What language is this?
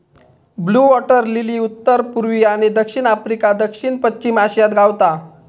Marathi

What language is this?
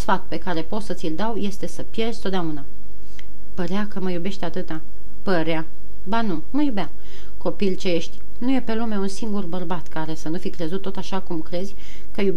Romanian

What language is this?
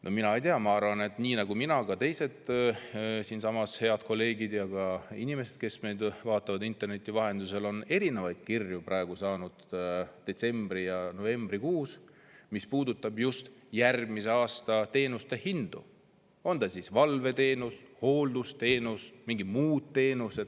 Estonian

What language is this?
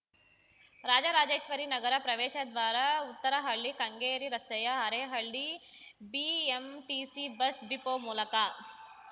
Kannada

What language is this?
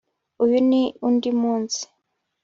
Kinyarwanda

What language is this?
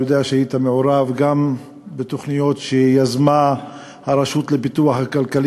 Hebrew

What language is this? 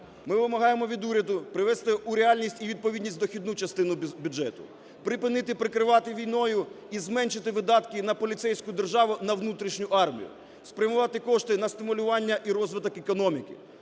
Ukrainian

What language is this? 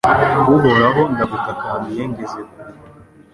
Kinyarwanda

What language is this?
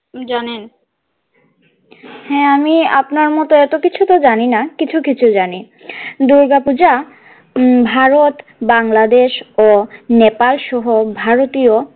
Bangla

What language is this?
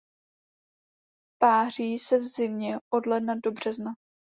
Czech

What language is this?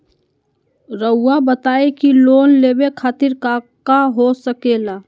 Magahi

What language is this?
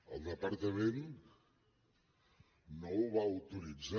Catalan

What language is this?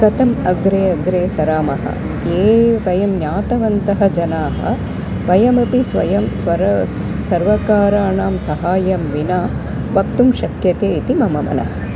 Sanskrit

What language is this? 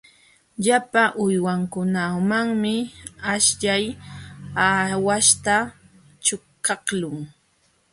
Jauja Wanca Quechua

